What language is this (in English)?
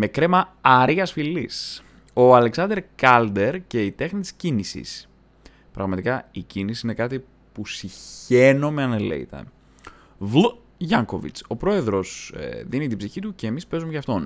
Greek